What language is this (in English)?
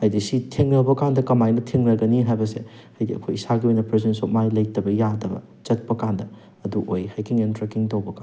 Manipuri